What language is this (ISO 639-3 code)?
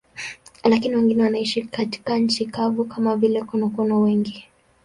swa